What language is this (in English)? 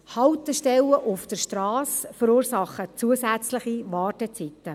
Swiss German